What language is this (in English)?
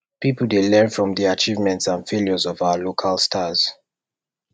Nigerian Pidgin